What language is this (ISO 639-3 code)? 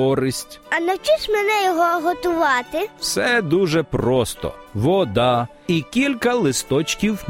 ukr